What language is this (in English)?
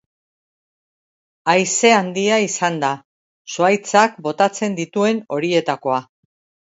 Basque